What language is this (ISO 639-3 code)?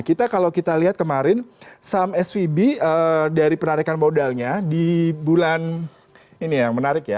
ind